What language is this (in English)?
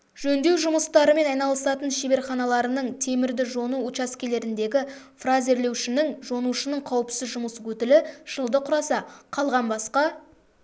Kazakh